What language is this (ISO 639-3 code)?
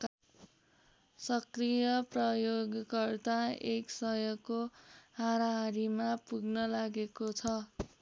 nep